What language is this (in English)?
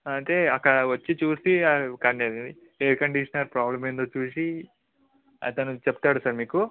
Telugu